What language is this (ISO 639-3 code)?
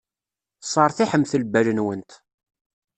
kab